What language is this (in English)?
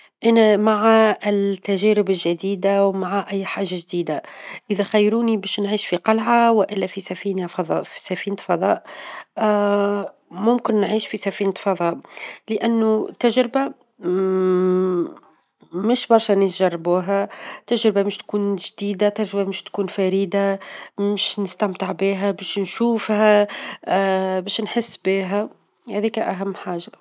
Tunisian Arabic